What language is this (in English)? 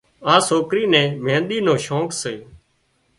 Wadiyara Koli